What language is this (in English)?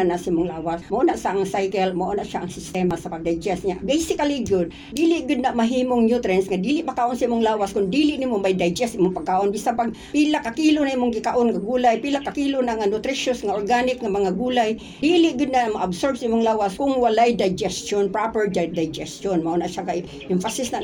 Filipino